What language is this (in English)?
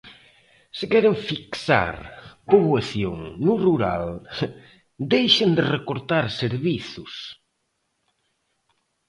Galician